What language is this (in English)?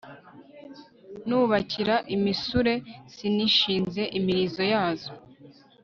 Kinyarwanda